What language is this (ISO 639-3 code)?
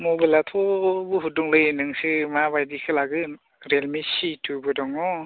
brx